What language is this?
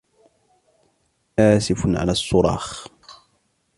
Arabic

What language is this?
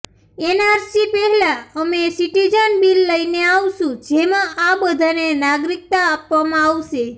Gujarati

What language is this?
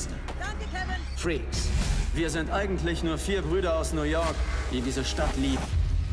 German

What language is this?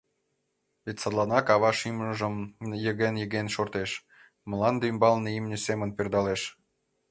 Mari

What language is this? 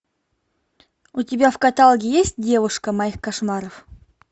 Russian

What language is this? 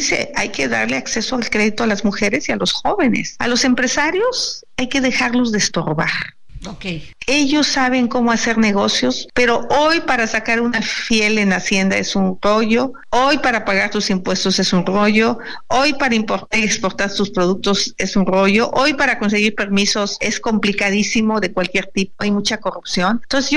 Spanish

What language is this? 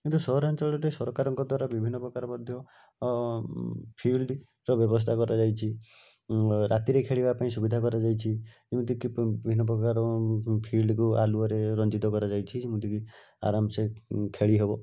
Odia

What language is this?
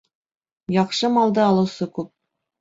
Bashkir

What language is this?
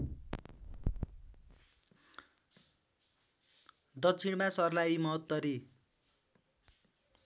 Nepali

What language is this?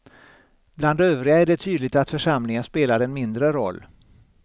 Swedish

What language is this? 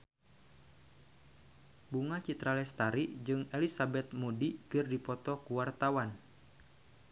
Sundanese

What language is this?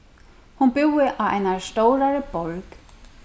Faroese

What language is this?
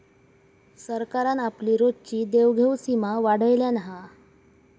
Marathi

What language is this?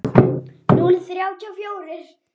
Icelandic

